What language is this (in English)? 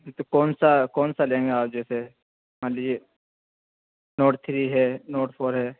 Urdu